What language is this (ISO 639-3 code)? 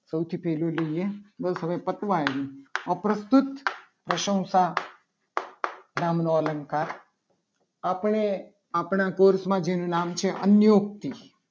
guj